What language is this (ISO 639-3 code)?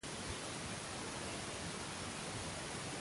spa